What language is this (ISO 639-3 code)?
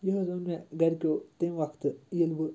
kas